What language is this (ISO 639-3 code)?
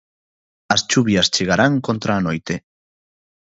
glg